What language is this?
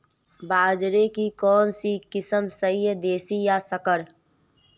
Hindi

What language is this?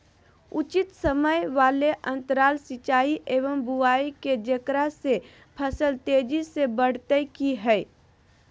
Magahi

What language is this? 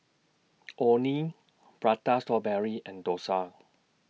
English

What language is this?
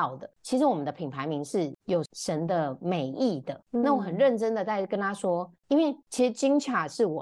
Chinese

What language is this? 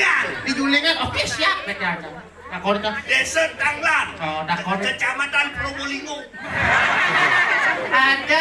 Indonesian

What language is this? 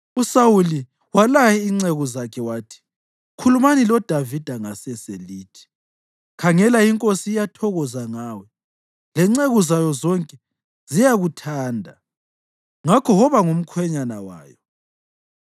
North Ndebele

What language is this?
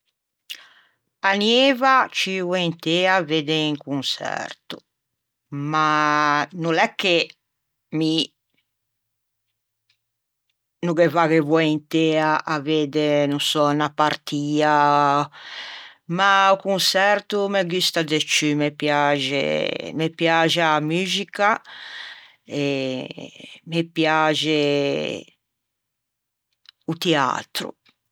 Ligurian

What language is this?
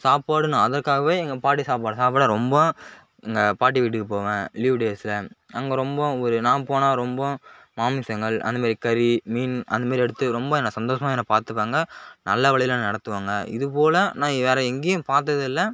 Tamil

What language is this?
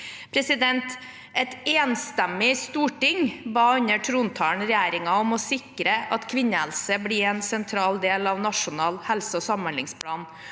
Norwegian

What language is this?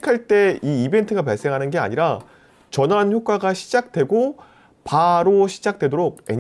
Korean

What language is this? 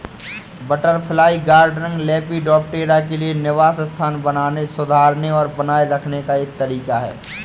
Hindi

